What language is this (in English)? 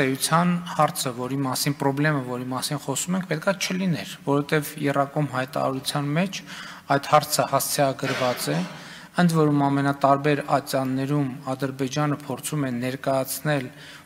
Romanian